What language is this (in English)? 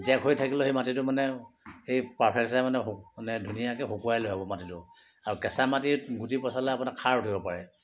Assamese